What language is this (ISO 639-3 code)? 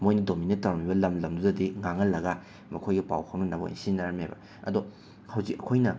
mni